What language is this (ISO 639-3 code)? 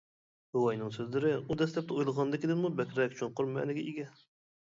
uig